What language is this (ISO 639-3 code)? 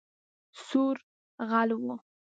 pus